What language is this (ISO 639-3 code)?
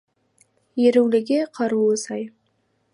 kaz